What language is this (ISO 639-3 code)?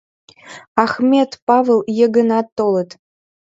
chm